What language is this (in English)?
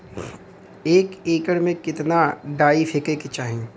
Bhojpuri